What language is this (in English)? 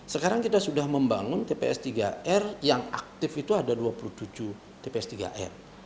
Indonesian